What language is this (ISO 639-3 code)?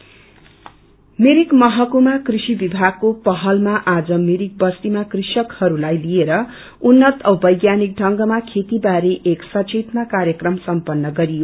nep